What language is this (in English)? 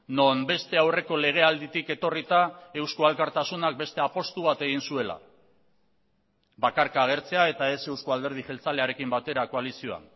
Basque